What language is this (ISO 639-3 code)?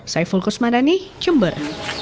ind